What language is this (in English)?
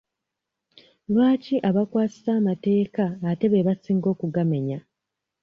Ganda